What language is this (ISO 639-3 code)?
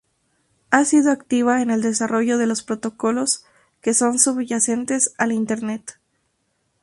spa